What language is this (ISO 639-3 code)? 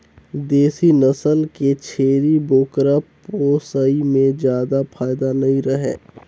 hne